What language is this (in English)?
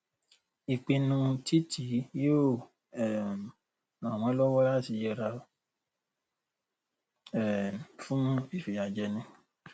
Yoruba